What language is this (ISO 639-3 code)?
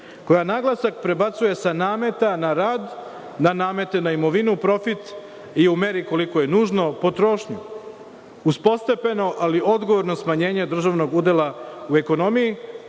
srp